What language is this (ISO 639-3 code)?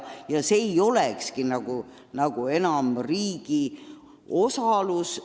est